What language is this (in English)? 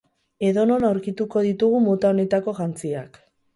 Basque